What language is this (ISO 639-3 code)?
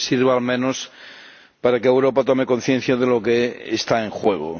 spa